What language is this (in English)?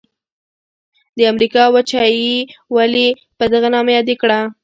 Pashto